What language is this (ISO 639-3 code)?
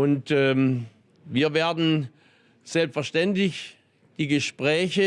deu